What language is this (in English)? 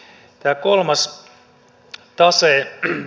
Finnish